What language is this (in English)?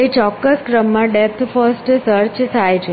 Gujarati